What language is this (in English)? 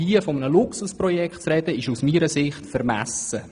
Swiss German